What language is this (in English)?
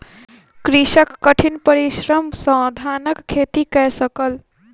Maithili